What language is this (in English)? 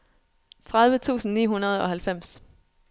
Danish